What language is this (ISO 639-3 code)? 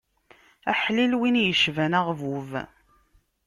kab